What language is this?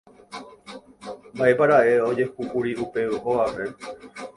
Guarani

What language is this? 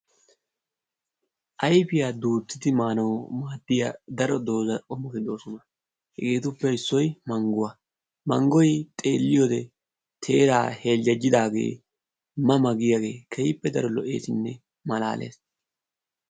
Wolaytta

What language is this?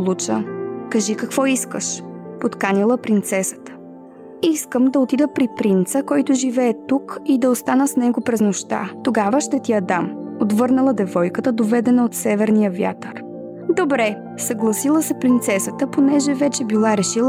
Bulgarian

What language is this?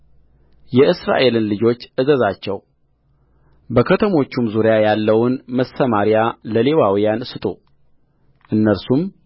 Amharic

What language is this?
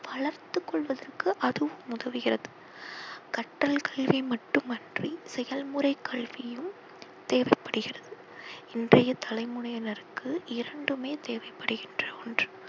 Tamil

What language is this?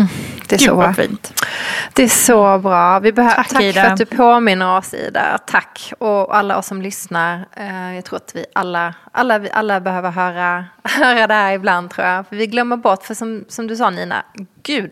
Swedish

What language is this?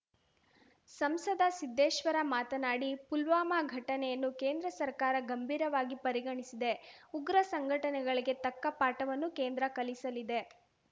Kannada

